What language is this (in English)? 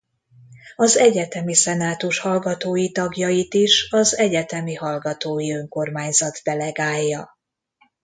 Hungarian